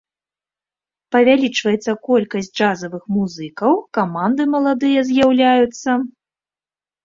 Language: Belarusian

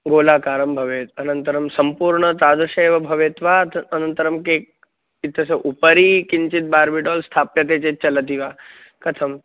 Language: Sanskrit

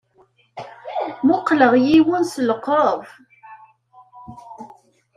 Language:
Kabyle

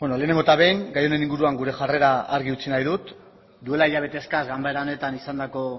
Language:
Basque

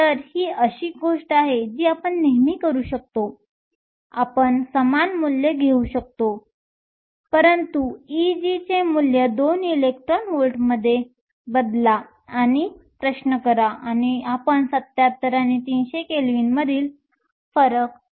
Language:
Marathi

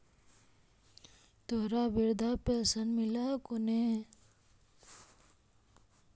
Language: Magahi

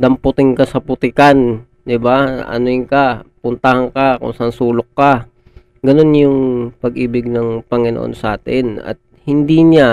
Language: Filipino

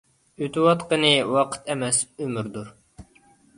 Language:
Uyghur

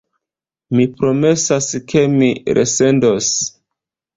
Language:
Esperanto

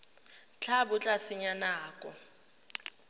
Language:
Tswana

